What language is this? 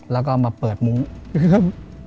Thai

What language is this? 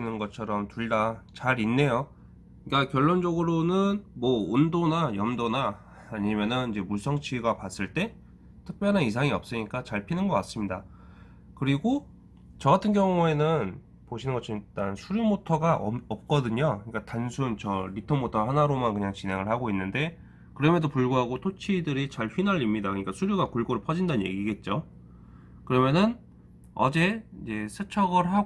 Korean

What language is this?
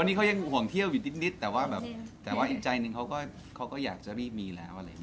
Thai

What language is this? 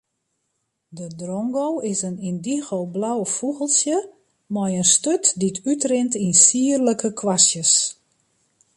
Western Frisian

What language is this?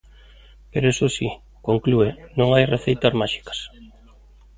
Galician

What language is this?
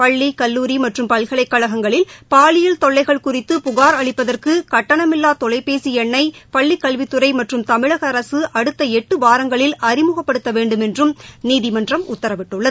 Tamil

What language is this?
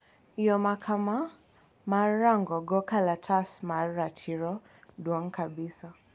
Luo (Kenya and Tanzania)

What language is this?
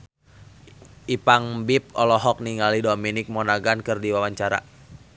Sundanese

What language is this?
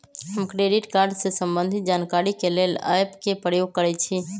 Magahi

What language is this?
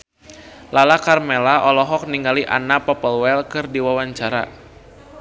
Sundanese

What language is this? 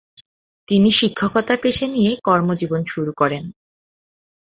Bangla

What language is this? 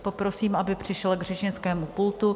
Czech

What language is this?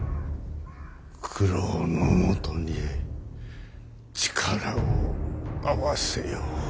Japanese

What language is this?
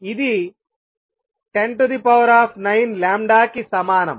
Telugu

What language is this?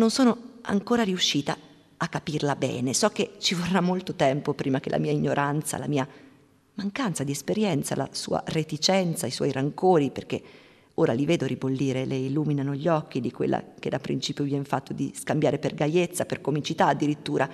Italian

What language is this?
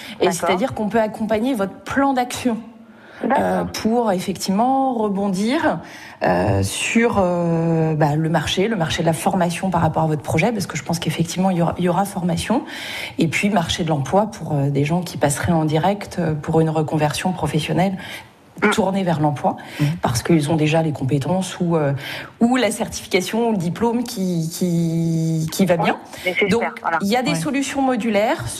French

